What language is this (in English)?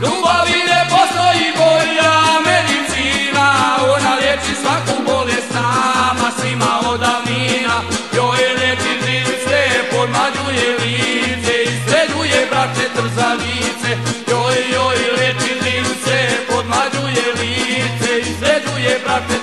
Romanian